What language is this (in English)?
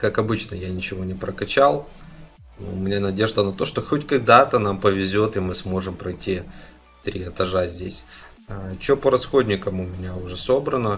Russian